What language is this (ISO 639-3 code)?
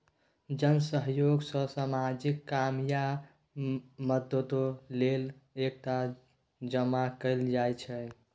mai